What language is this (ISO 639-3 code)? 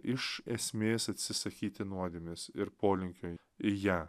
lit